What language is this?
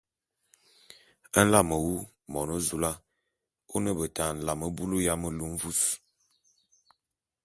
Bulu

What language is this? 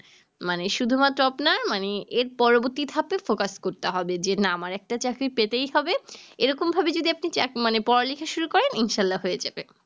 Bangla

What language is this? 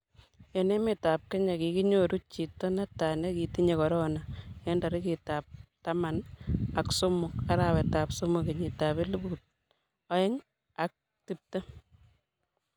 Kalenjin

